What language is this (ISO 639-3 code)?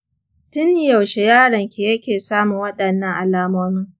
hau